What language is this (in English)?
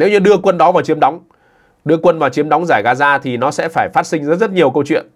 Vietnamese